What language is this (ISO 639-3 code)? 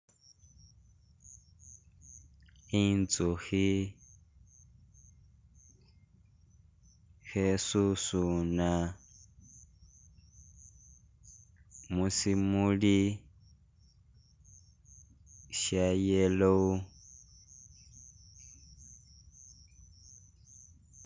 myx